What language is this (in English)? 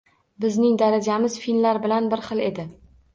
Uzbek